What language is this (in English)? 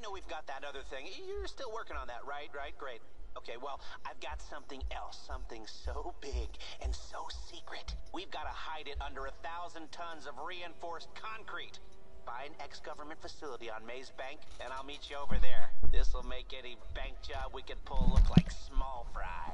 Dutch